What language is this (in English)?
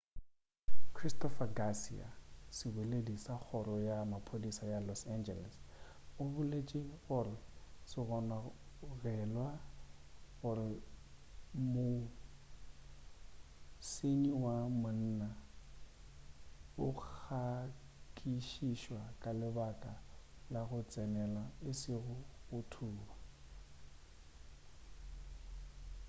Northern Sotho